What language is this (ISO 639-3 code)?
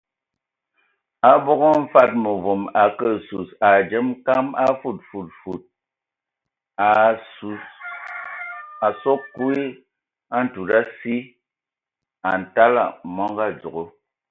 ewo